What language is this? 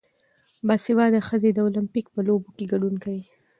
Pashto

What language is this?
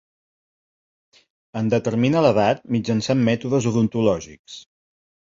Catalan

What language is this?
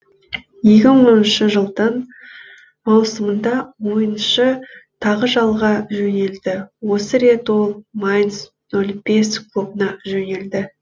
Kazakh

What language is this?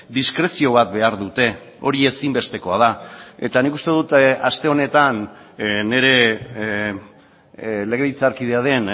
Basque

